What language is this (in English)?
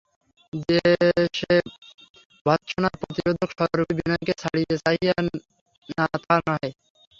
Bangla